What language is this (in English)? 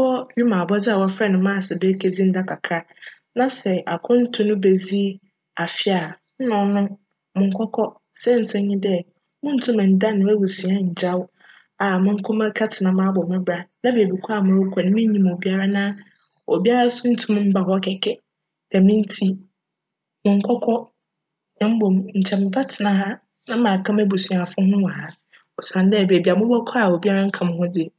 Akan